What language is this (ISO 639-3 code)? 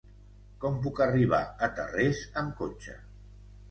cat